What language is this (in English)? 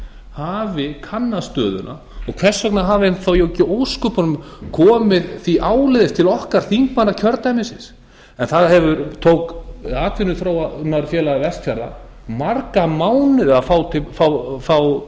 Icelandic